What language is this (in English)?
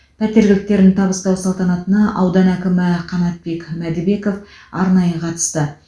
Kazakh